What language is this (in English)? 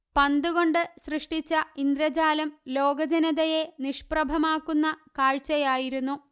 Malayalam